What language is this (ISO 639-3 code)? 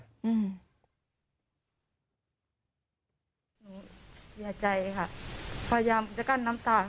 tha